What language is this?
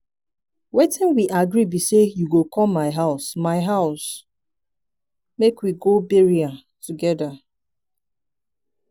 Nigerian Pidgin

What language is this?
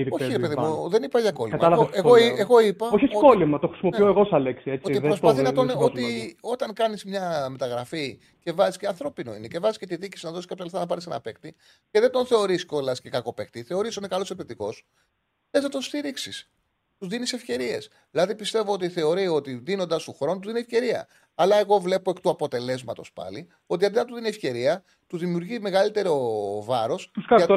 Greek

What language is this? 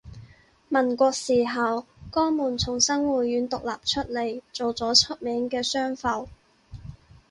Cantonese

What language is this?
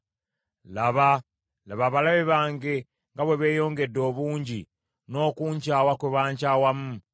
Ganda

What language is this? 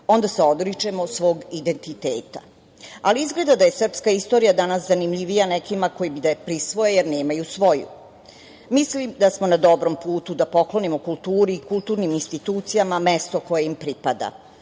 Serbian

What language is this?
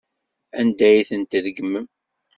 Kabyle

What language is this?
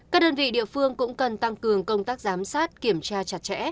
Vietnamese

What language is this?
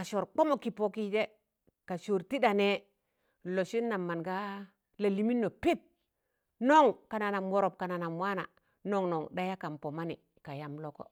Tangale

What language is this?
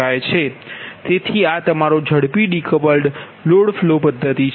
Gujarati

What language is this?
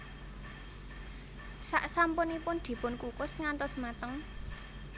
Javanese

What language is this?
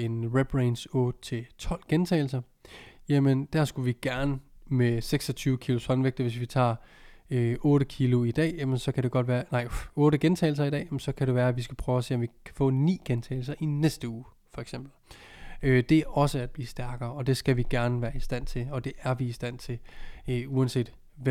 Danish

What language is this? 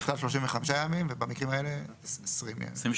Hebrew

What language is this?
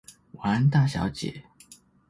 Chinese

